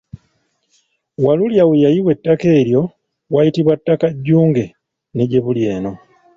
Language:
Ganda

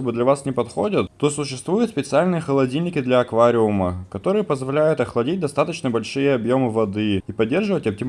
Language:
Russian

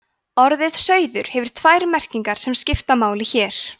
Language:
Icelandic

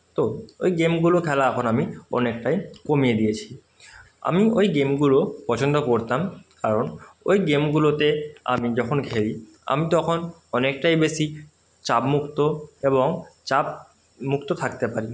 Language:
Bangla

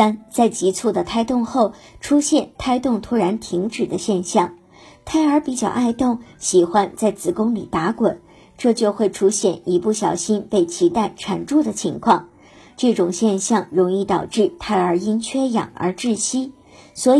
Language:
Chinese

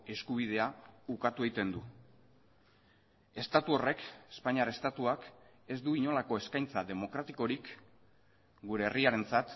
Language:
Basque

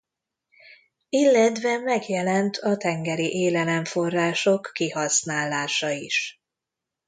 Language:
Hungarian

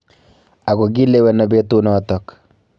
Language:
Kalenjin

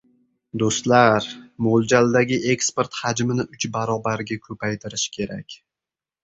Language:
Uzbek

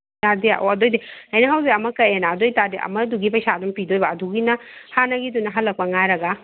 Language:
Manipuri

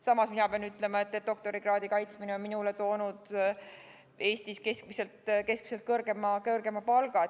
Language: Estonian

